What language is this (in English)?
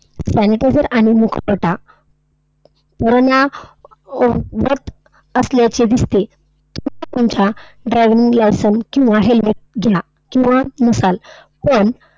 Marathi